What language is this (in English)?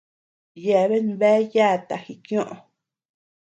Tepeuxila Cuicatec